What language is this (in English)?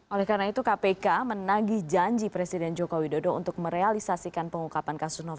Indonesian